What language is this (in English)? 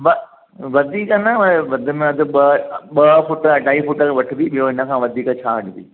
Sindhi